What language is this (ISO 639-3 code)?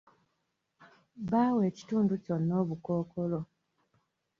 lug